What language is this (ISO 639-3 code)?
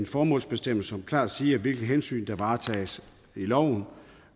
dan